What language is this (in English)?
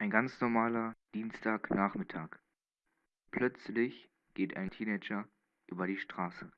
German